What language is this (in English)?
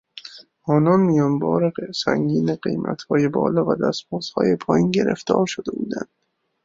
Persian